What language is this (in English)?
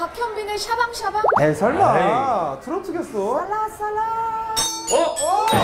Korean